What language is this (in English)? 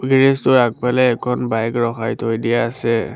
Assamese